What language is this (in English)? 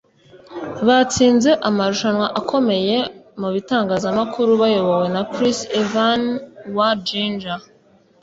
Kinyarwanda